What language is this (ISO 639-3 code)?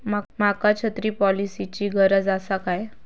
mar